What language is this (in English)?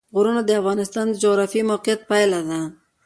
Pashto